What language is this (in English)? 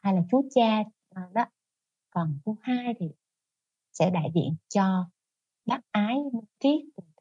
Vietnamese